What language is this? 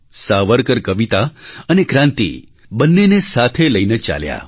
Gujarati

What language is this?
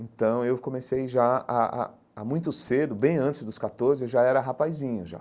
Portuguese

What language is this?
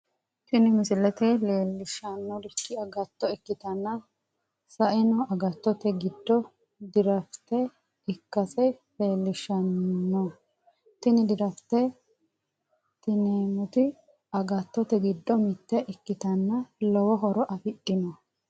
Sidamo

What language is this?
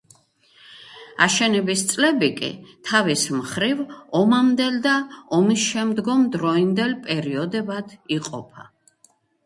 Georgian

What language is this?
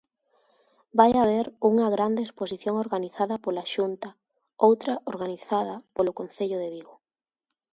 Galician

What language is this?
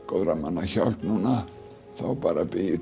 Icelandic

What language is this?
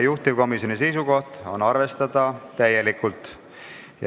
Estonian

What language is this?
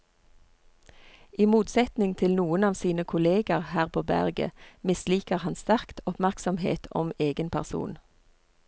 Norwegian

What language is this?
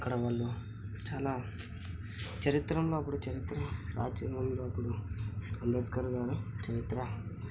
Telugu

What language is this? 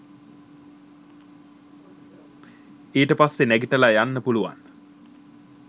Sinhala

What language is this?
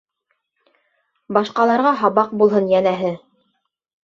Bashkir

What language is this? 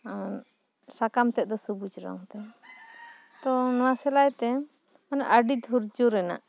Santali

